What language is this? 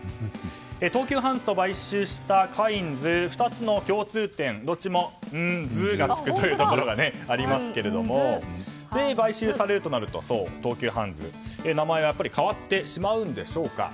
Japanese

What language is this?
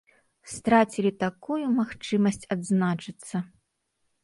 Belarusian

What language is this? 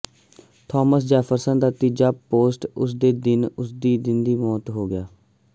Punjabi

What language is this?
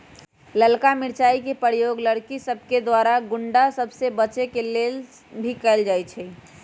Magahi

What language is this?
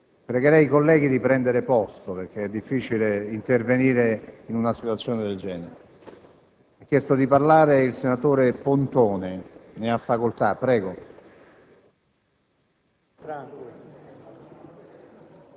Italian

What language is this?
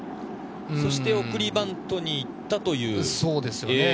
Japanese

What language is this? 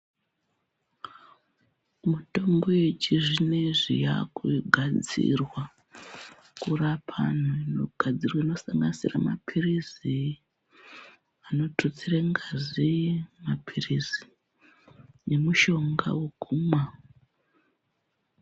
Ndau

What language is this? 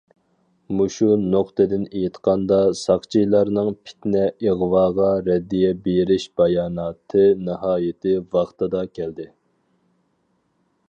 Uyghur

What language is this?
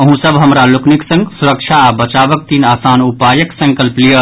Maithili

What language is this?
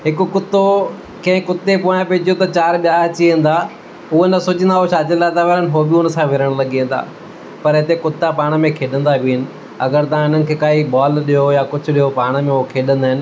Sindhi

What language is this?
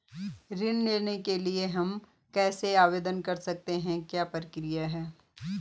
Hindi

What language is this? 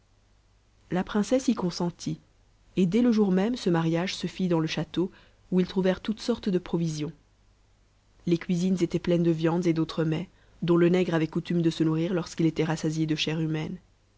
French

